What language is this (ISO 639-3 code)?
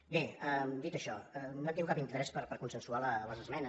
cat